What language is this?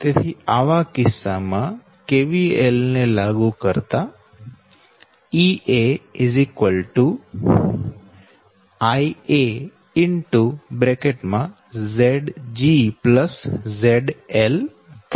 Gujarati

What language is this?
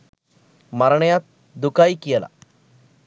Sinhala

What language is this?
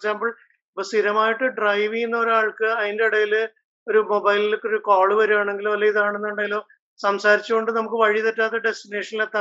Malayalam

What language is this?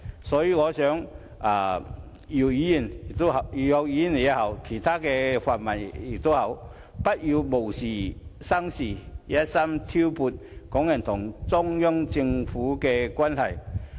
Cantonese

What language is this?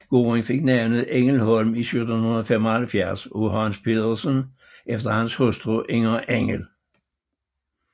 Danish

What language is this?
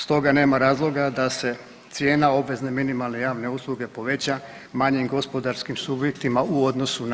Croatian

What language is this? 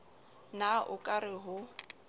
Southern Sotho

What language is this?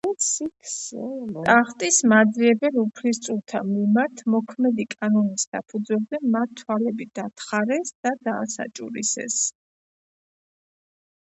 Georgian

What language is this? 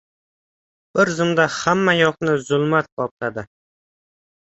Uzbek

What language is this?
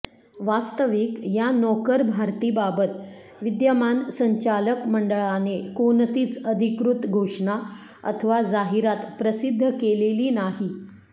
Marathi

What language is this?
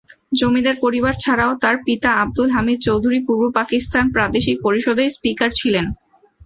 Bangla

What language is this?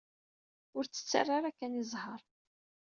Kabyle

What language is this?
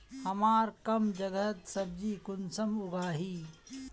Magahi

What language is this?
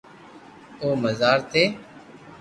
Loarki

